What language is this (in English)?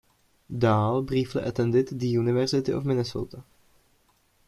English